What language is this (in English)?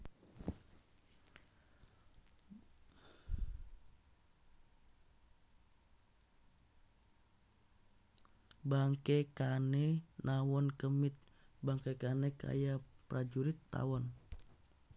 Javanese